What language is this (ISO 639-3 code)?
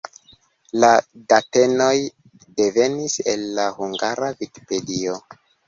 epo